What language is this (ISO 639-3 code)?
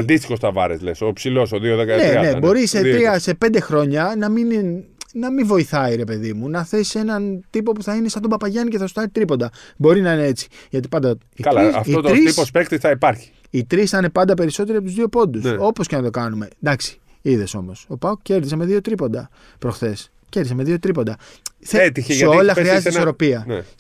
ell